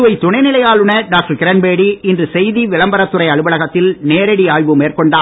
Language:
Tamil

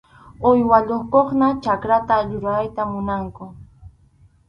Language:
Arequipa-La Unión Quechua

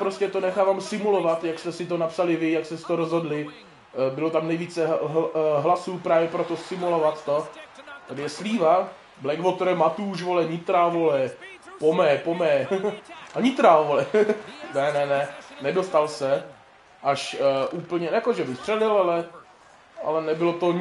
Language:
Czech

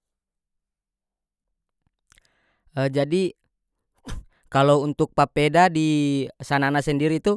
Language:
North Moluccan Malay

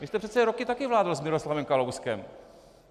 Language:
Czech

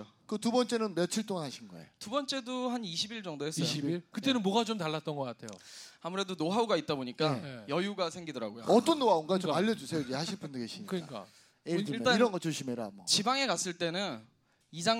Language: Korean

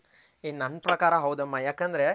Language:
Kannada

